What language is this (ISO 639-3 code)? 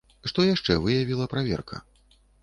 bel